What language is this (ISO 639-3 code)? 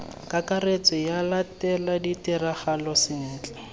tsn